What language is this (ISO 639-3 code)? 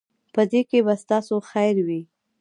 pus